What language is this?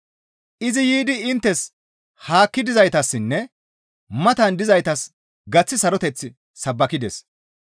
Gamo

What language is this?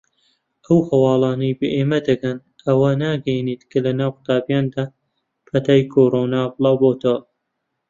Central Kurdish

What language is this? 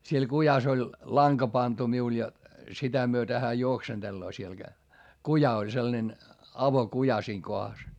Finnish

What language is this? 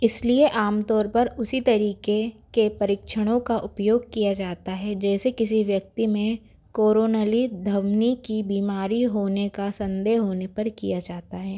Hindi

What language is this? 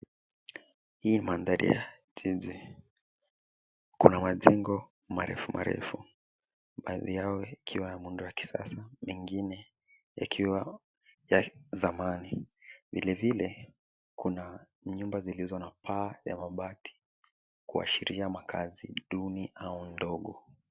Swahili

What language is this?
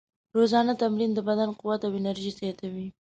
Pashto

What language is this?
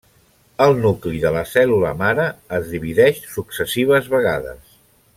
Catalan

